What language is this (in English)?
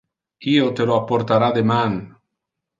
Interlingua